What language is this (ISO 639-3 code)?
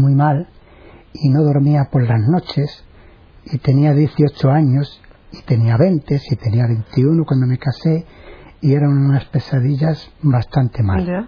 spa